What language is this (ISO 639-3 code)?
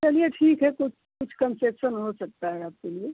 hin